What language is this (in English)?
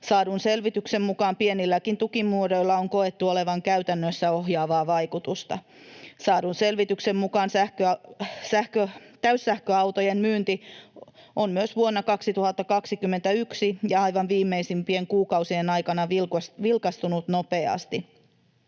Finnish